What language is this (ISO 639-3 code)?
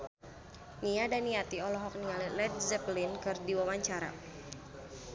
sun